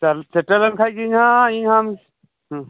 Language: Santali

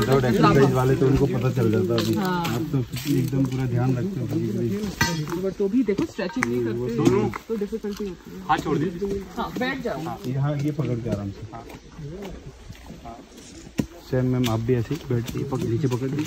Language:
Hindi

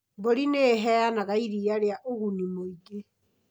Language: Kikuyu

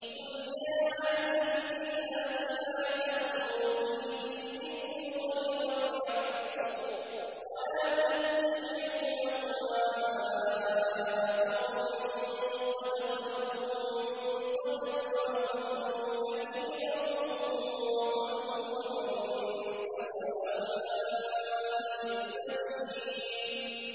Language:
Arabic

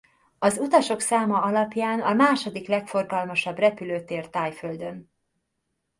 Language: Hungarian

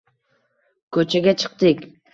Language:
Uzbek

